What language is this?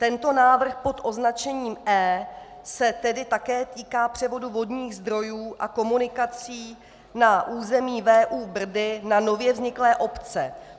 Czech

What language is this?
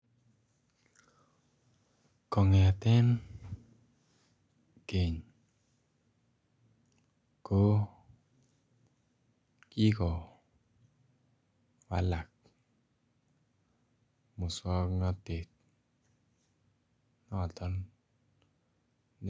Kalenjin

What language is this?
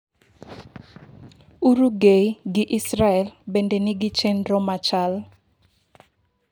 Luo (Kenya and Tanzania)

